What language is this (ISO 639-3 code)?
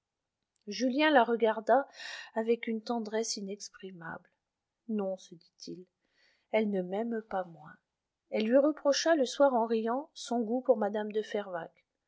fra